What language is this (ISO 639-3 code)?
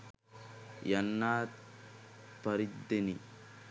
sin